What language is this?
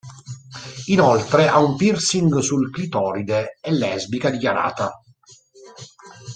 Italian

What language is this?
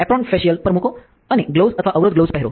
Gujarati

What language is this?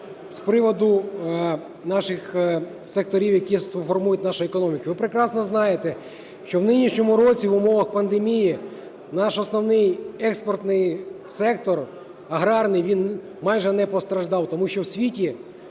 Ukrainian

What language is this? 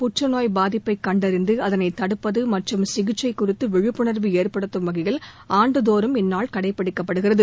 Tamil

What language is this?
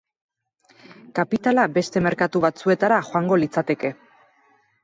Basque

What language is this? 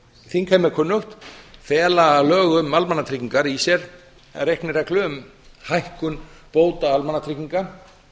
Icelandic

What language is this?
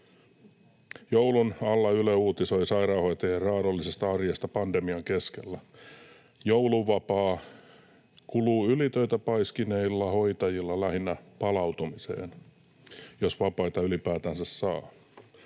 Finnish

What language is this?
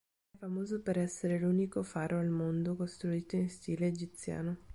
Italian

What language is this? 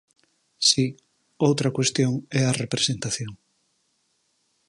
Galician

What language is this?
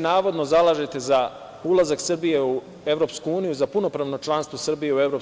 Serbian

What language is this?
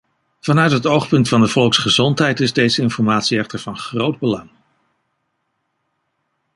Dutch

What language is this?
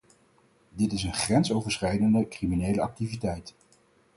Dutch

